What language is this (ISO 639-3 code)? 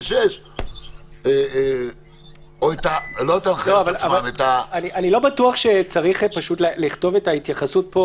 heb